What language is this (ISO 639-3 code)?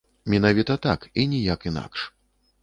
bel